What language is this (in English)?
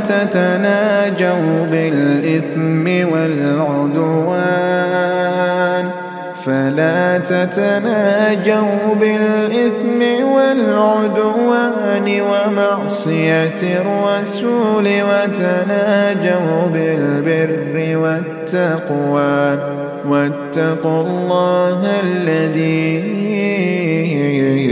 Arabic